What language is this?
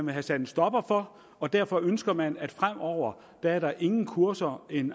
Danish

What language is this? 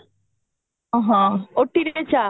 Odia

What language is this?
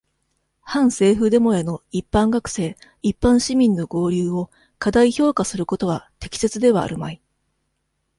Japanese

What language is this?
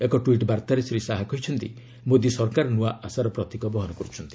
Odia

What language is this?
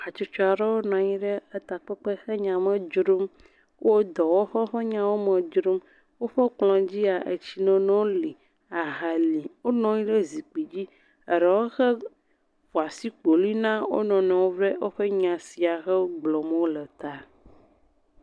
Ewe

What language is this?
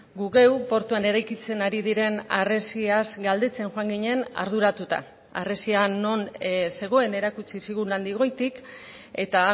Basque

